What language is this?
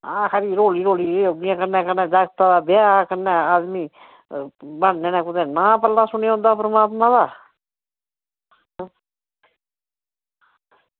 Dogri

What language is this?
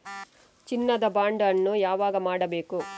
Kannada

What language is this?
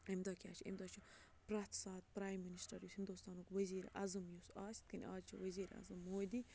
Kashmiri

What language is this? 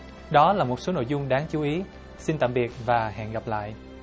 Vietnamese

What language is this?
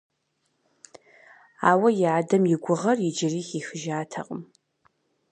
Kabardian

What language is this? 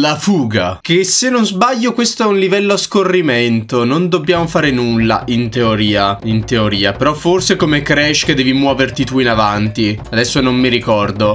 Italian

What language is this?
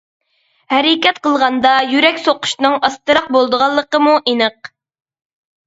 Uyghur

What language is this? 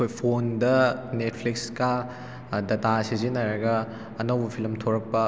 Manipuri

